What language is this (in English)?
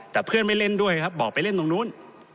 Thai